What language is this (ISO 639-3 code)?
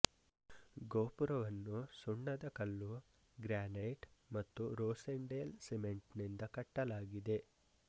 kan